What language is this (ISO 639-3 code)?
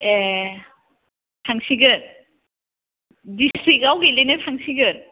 brx